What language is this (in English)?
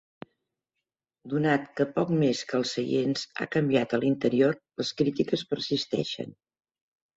Catalan